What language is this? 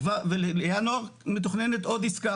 Hebrew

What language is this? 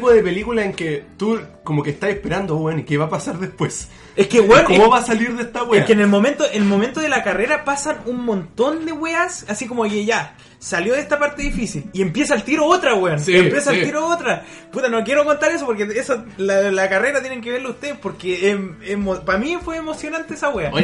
Spanish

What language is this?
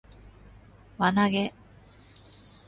Japanese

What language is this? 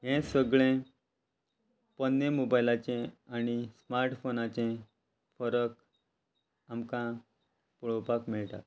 Konkani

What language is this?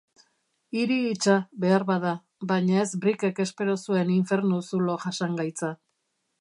Basque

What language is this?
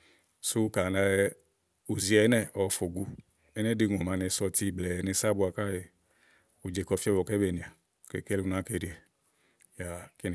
Igo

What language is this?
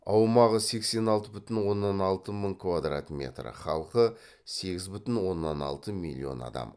Kazakh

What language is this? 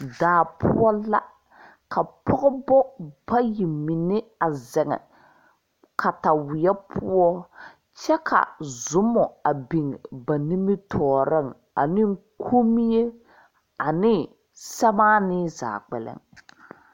Southern Dagaare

